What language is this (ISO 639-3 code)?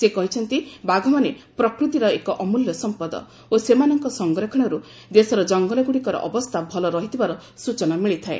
ori